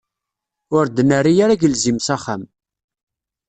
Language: Kabyle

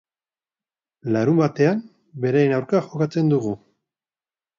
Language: Basque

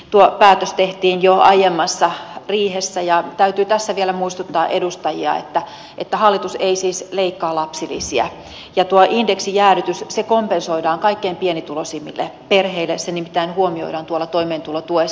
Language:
Finnish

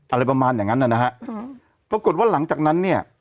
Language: Thai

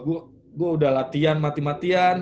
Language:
Indonesian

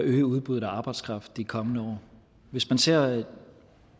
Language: Danish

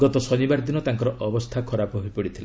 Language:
Odia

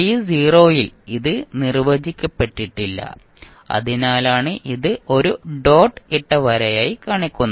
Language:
Malayalam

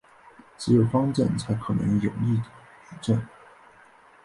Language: Chinese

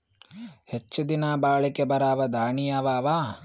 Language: Kannada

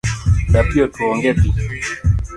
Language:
Luo (Kenya and Tanzania)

